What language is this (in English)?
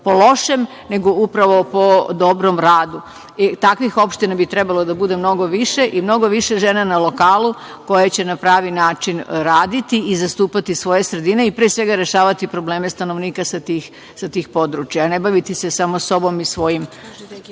Serbian